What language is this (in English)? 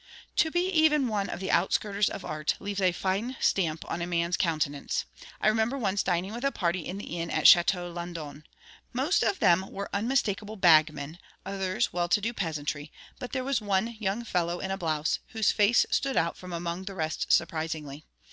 English